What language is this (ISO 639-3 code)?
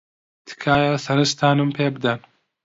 ckb